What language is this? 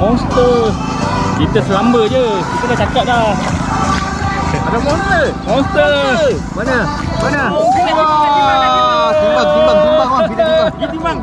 Malay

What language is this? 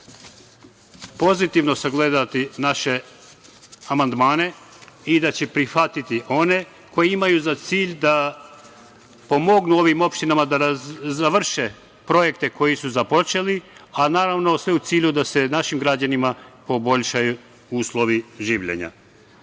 Serbian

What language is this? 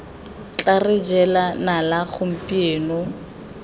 Tswana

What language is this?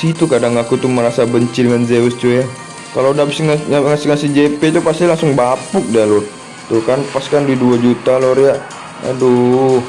Indonesian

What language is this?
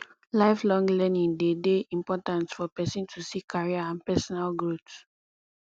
Nigerian Pidgin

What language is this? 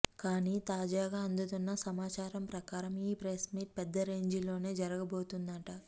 Telugu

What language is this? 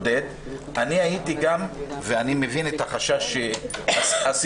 Hebrew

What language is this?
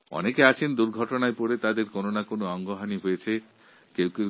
Bangla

